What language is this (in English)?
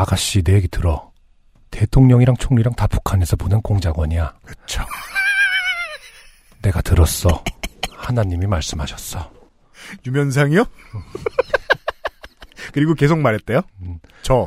Korean